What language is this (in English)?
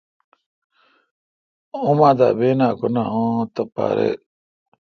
Kalkoti